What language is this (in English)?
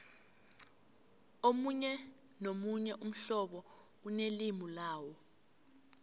South Ndebele